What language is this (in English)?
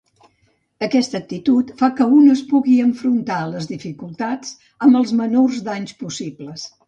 Catalan